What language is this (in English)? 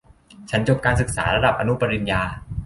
Thai